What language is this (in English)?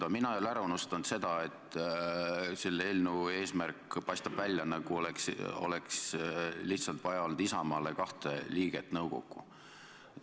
Estonian